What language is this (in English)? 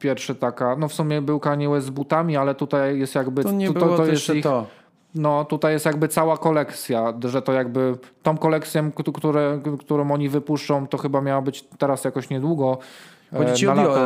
Polish